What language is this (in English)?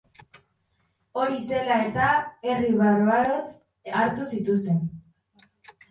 Basque